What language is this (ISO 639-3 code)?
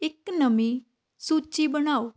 pan